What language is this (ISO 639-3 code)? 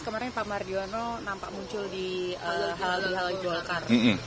ind